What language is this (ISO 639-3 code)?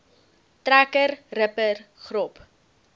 afr